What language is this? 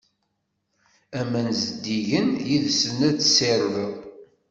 Kabyle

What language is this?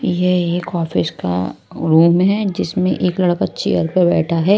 Hindi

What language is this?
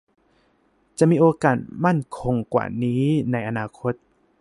Thai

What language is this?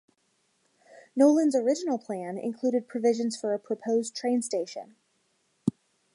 English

